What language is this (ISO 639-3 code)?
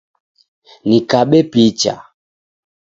dav